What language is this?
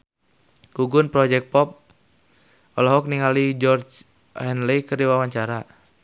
Sundanese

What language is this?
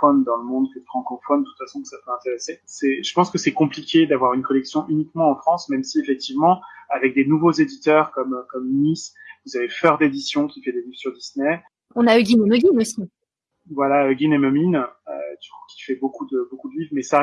French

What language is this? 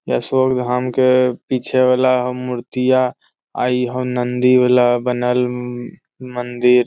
Magahi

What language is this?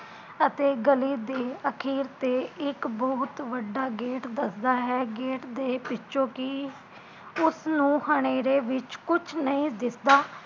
Punjabi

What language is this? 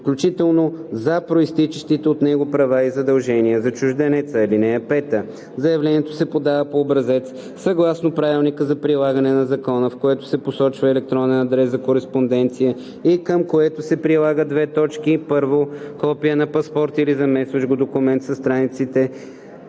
Bulgarian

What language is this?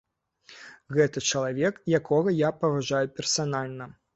Belarusian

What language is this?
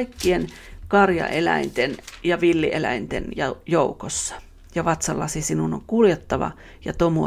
Finnish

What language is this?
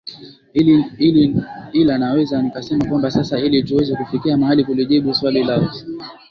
Swahili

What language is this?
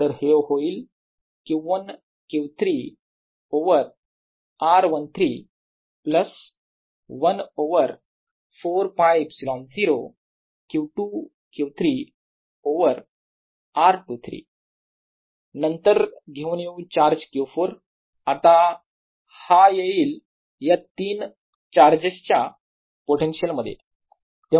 Marathi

